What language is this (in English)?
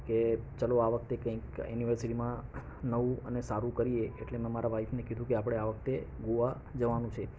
Gujarati